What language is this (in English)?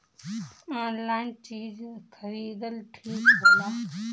Bhojpuri